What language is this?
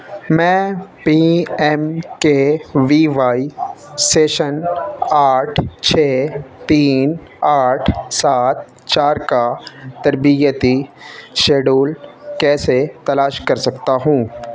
Urdu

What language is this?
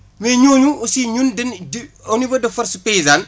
Wolof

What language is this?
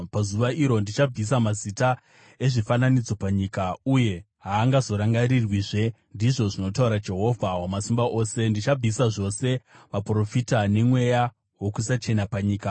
Shona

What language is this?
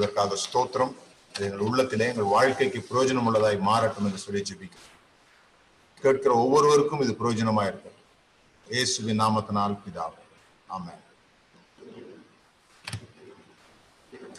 Tamil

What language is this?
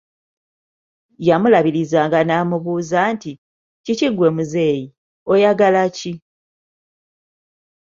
Ganda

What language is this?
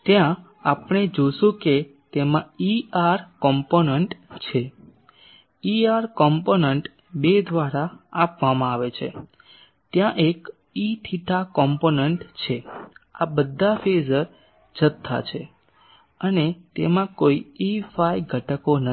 Gujarati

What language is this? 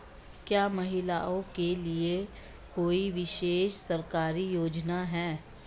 Hindi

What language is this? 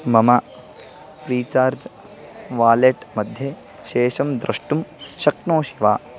Sanskrit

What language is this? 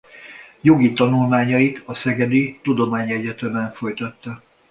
Hungarian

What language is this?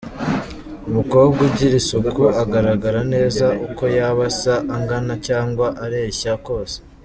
Kinyarwanda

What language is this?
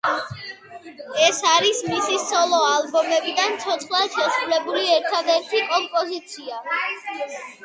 Georgian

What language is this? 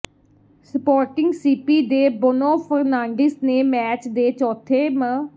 Punjabi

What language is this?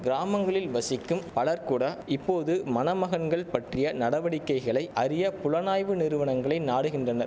Tamil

